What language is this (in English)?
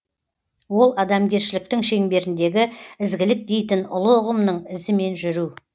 Kazakh